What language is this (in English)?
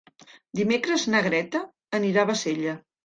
Catalan